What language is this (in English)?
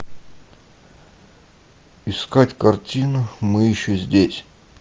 Russian